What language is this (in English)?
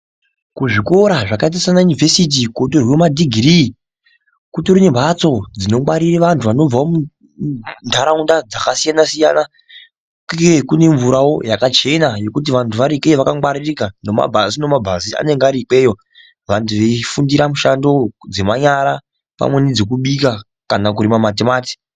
Ndau